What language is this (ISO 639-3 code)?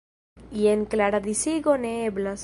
epo